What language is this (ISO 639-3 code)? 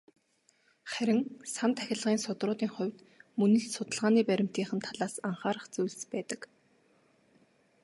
mon